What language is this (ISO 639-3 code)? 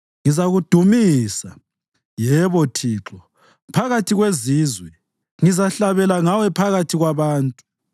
nde